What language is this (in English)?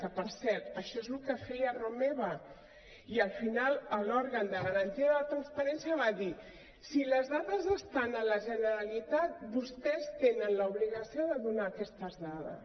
Catalan